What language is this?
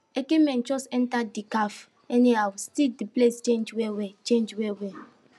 Nigerian Pidgin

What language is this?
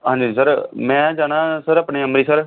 Punjabi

